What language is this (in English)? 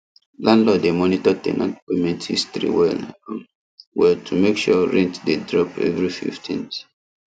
Nigerian Pidgin